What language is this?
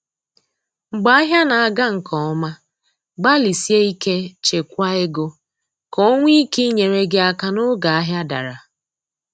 Igbo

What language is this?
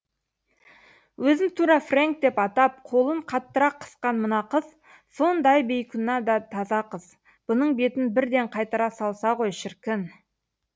Kazakh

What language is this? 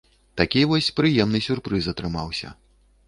Belarusian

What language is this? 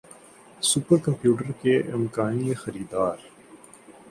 Urdu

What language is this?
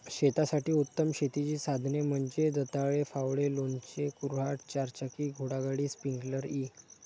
Marathi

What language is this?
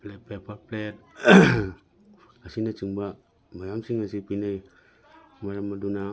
Manipuri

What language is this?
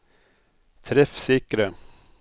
Norwegian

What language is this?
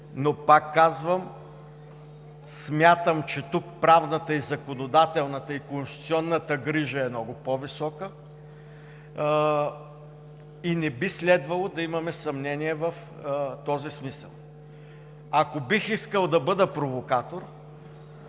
Bulgarian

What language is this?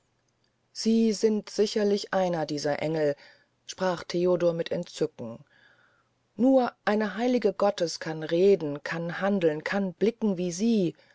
German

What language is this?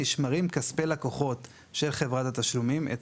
Hebrew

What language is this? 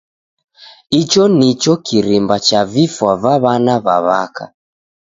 Taita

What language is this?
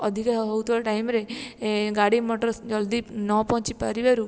Odia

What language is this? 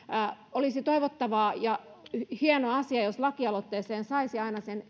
Finnish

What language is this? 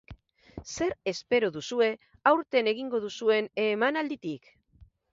Basque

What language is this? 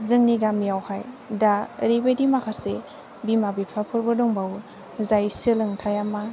Bodo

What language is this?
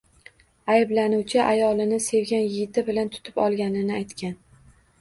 Uzbek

